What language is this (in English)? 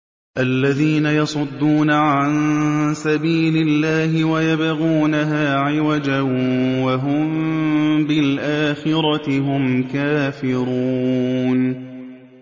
Arabic